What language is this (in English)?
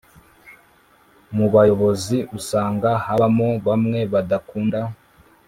Kinyarwanda